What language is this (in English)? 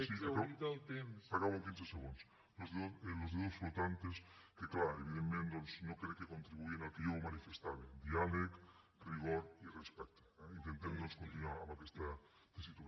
Catalan